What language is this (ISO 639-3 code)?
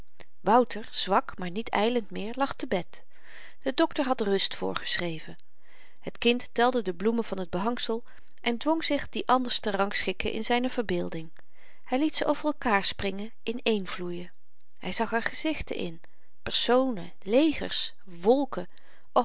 nld